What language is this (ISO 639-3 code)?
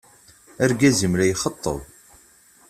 kab